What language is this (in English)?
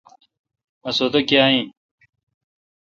Kalkoti